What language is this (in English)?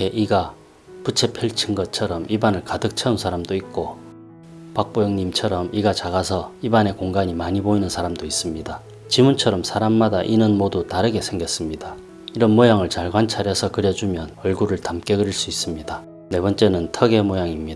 Korean